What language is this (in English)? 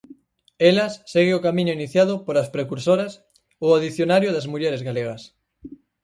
Galician